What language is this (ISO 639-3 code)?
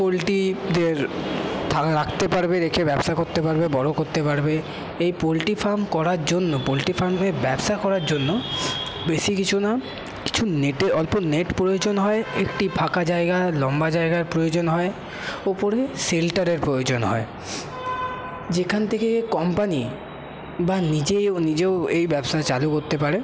ben